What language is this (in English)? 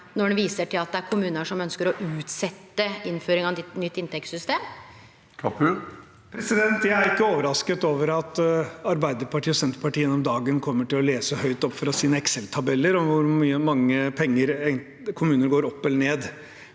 Norwegian